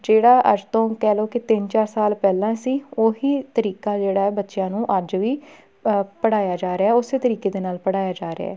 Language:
Punjabi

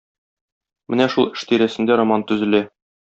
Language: Tatar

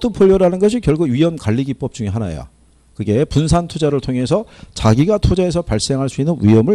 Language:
Korean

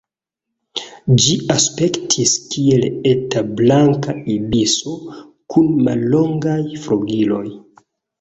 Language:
Esperanto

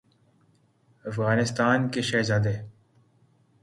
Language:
Urdu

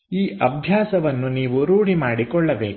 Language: Kannada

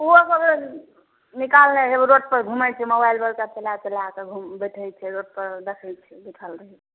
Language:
Maithili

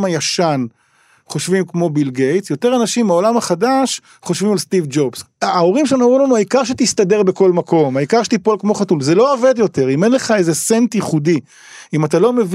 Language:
Hebrew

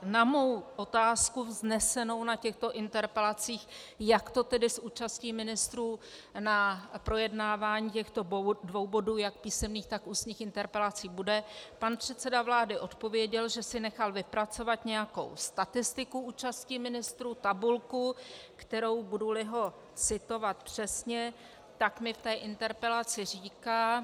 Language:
Czech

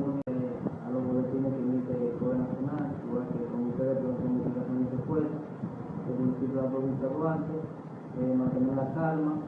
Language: Spanish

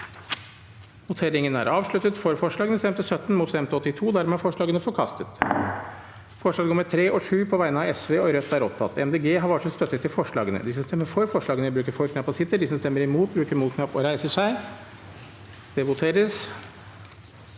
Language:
Norwegian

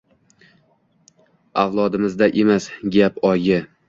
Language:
Uzbek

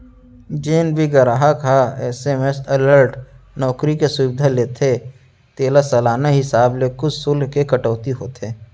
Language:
Chhattisgarhi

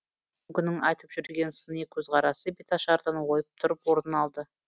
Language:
Kazakh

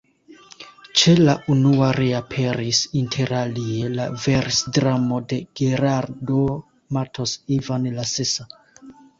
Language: Esperanto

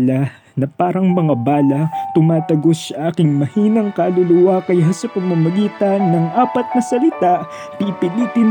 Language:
Filipino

